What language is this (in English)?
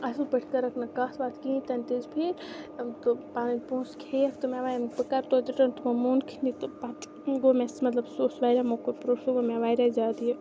Kashmiri